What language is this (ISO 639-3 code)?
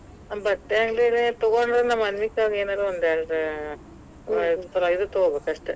kan